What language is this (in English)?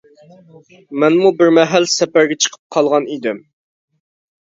Uyghur